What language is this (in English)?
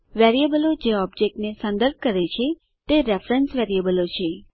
Gujarati